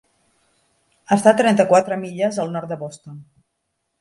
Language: Catalan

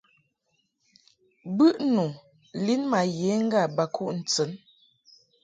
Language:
Mungaka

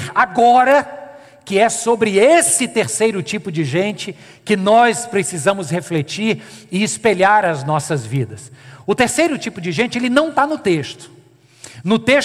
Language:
Portuguese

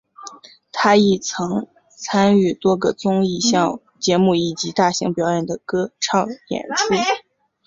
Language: Chinese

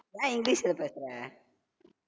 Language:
Tamil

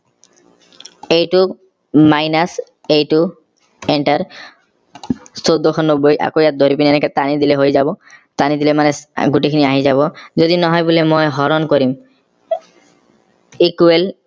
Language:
Assamese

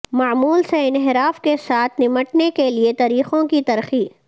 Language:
Urdu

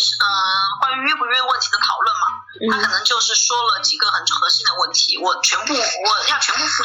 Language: Chinese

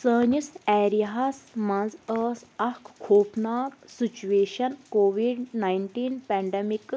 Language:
Kashmiri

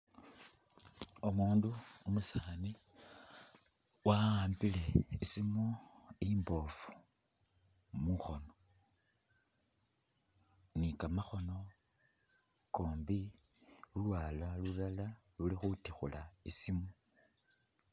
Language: Masaaba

